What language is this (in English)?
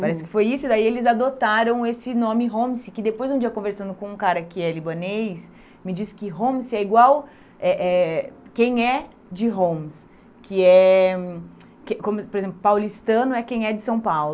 Portuguese